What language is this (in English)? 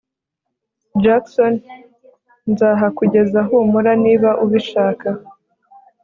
Kinyarwanda